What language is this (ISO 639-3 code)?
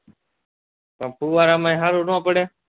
guj